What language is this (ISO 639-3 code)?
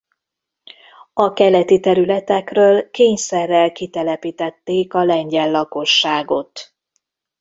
hun